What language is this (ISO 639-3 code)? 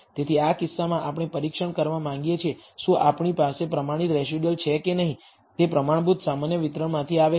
guj